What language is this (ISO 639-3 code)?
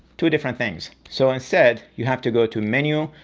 eng